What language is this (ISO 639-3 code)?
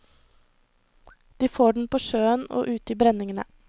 nor